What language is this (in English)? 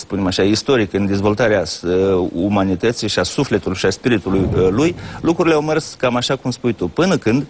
Romanian